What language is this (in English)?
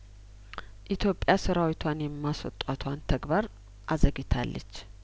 Amharic